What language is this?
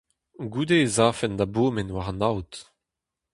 Breton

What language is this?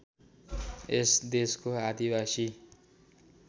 Nepali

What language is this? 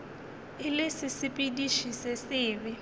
Northern Sotho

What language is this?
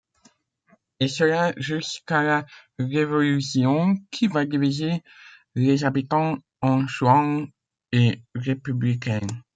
French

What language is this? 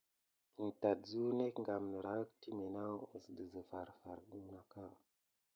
Gidar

